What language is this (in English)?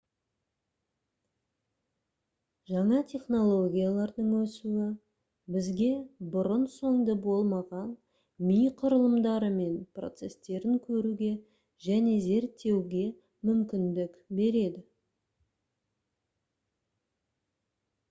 Kazakh